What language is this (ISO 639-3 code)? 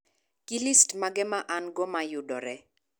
luo